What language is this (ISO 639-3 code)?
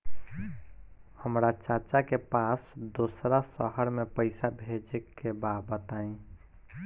bho